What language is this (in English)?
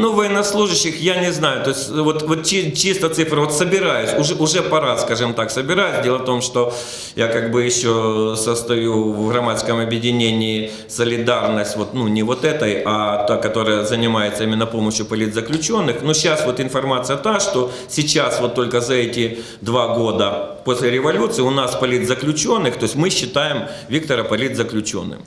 Russian